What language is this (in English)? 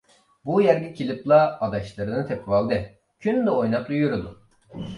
Uyghur